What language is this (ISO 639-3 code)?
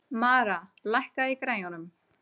isl